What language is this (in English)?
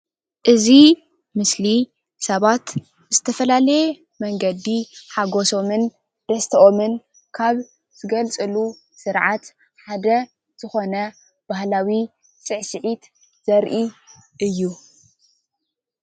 Tigrinya